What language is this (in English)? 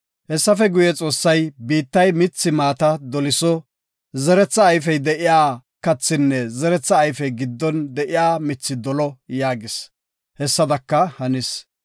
Gofa